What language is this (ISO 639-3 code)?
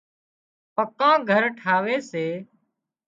kxp